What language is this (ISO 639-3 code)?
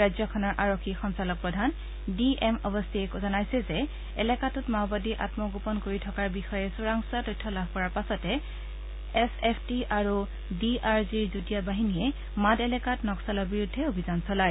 asm